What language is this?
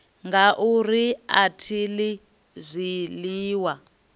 Venda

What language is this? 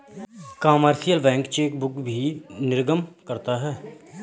Hindi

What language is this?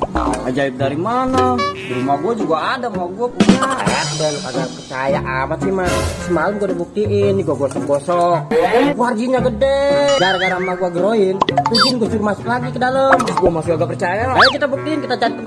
Indonesian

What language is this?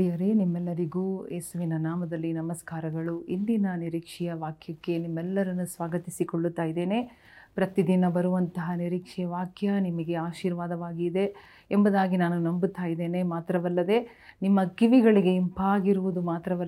Kannada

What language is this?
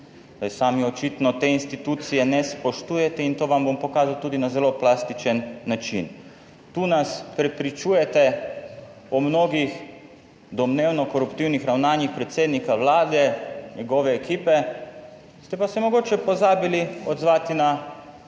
Slovenian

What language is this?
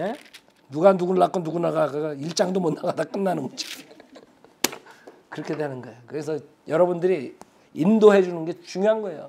Korean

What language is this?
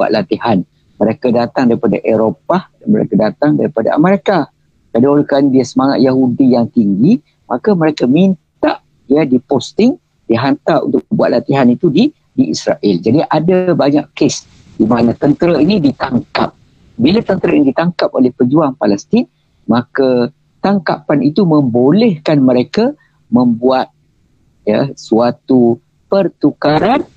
Malay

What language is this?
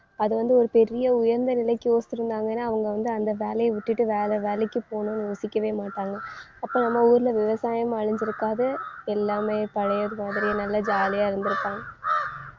Tamil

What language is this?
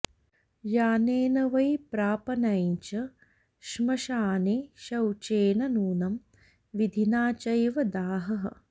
Sanskrit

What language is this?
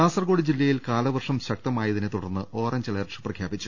Malayalam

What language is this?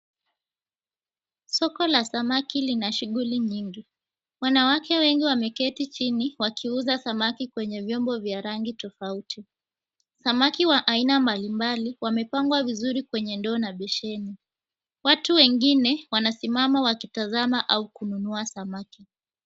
Swahili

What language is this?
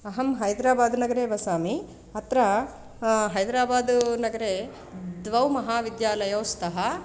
Sanskrit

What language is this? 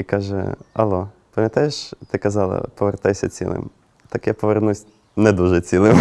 Ukrainian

